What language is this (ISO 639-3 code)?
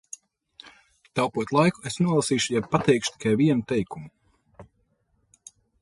lav